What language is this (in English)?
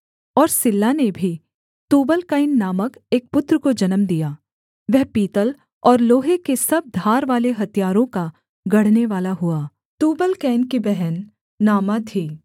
Hindi